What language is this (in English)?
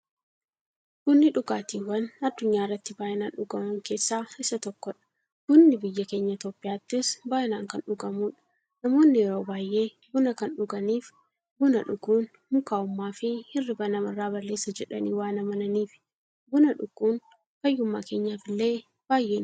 Oromo